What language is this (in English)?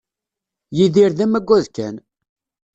Kabyle